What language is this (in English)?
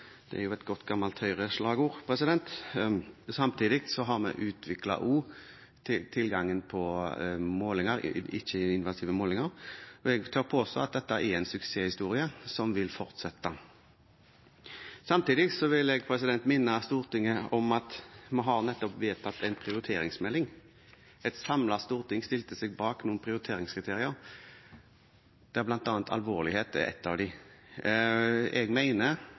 Norwegian Bokmål